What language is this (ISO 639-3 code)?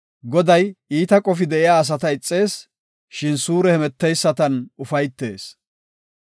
gof